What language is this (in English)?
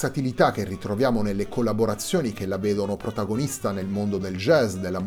Italian